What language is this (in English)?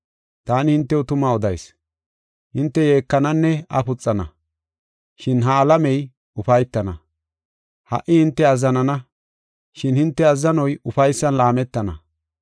Gofa